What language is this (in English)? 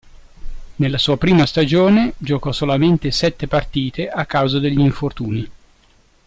Italian